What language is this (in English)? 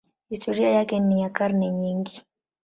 Swahili